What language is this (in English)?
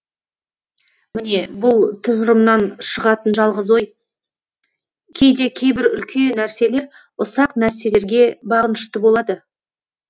Kazakh